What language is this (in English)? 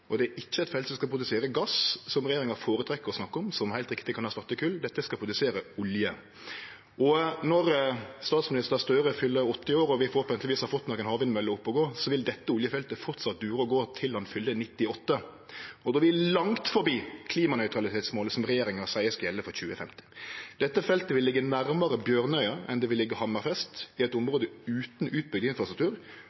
Norwegian Nynorsk